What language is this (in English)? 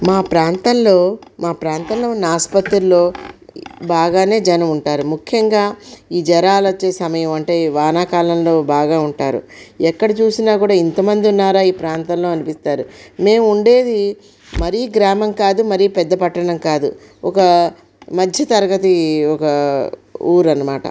Telugu